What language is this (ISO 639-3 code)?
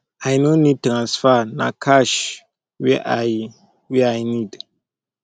pcm